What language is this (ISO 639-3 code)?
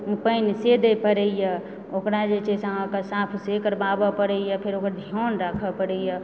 mai